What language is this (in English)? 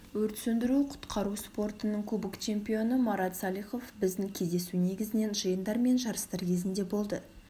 Kazakh